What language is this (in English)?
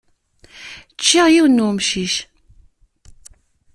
Kabyle